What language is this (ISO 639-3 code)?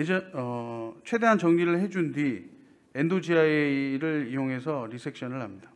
kor